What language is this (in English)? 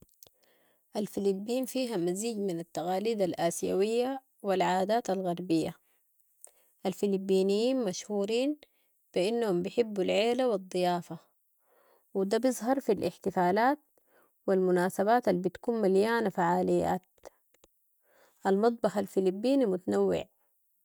Sudanese Arabic